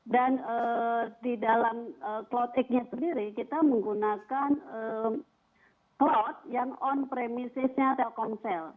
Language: Indonesian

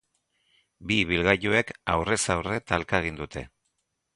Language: Basque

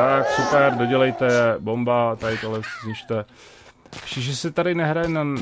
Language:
Czech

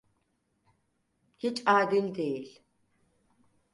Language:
Turkish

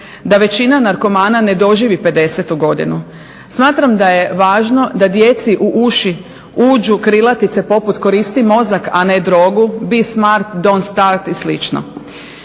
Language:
Croatian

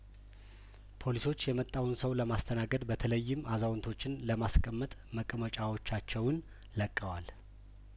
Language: Amharic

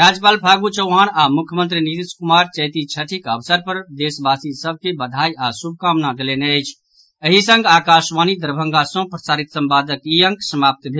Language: Maithili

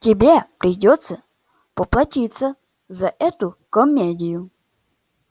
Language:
Russian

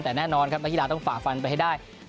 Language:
Thai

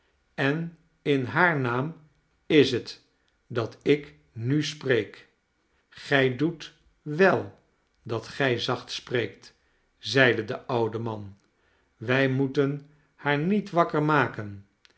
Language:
Dutch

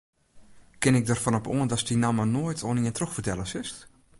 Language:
Western Frisian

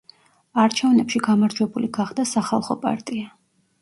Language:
Georgian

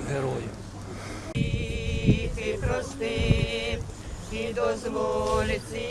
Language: Ukrainian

